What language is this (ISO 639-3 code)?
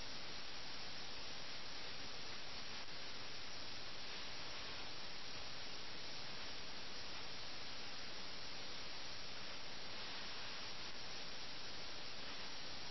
mal